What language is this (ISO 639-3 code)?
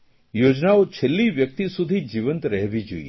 guj